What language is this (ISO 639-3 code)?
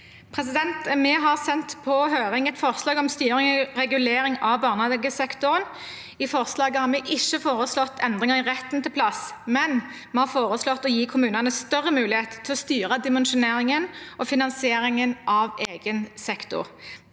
nor